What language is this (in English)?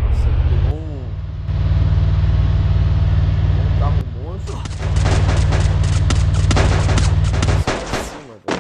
Portuguese